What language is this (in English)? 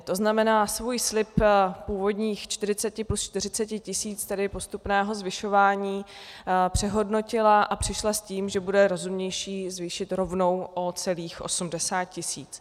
Czech